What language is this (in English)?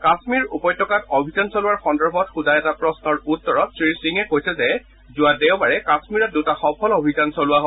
Assamese